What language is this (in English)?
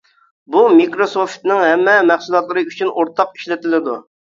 Uyghur